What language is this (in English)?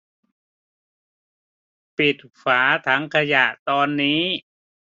Thai